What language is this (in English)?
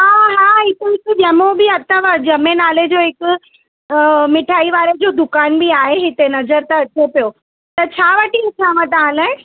Sindhi